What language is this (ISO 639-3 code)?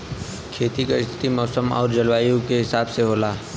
bho